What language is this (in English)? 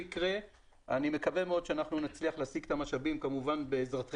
Hebrew